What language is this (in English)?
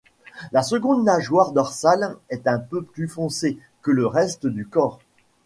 French